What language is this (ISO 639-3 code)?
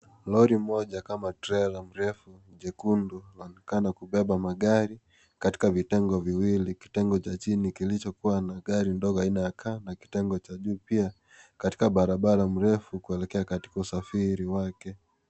swa